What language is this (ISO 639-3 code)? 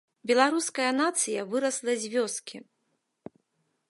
bel